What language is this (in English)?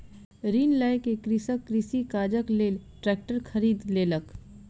Maithili